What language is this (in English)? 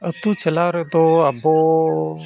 Santali